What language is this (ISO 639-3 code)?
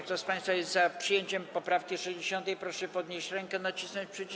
pol